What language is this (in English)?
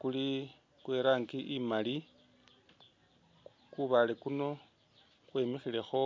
Masaaba